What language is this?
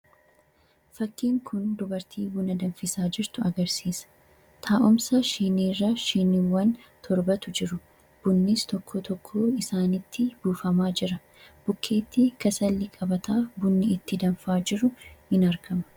Oromo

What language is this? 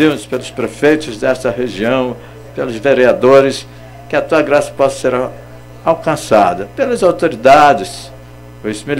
Portuguese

